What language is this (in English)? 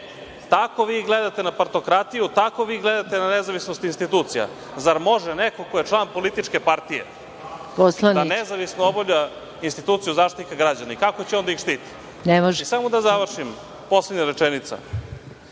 Serbian